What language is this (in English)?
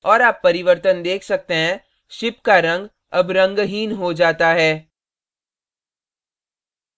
Hindi